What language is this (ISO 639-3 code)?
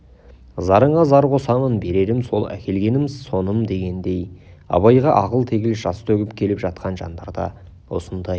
kaz